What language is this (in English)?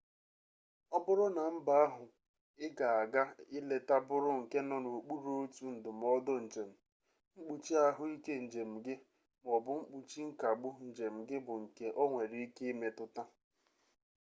Igbo